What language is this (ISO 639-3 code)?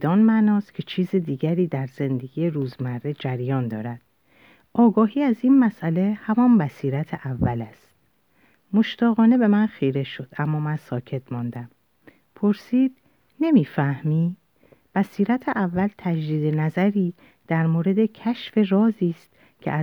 fas